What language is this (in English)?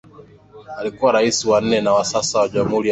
Swahili